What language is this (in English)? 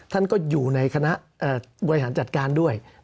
Thai